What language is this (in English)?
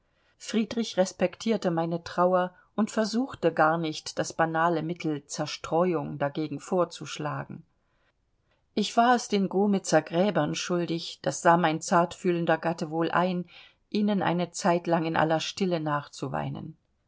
German